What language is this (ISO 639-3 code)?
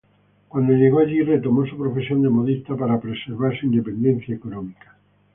spa